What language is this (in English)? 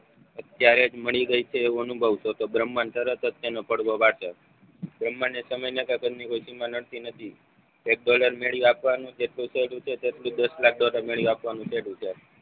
Gujarati